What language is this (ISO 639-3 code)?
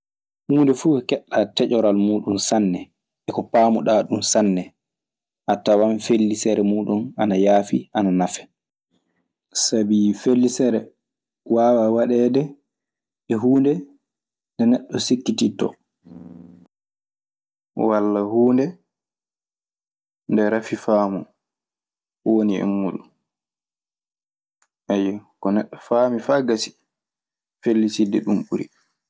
ffm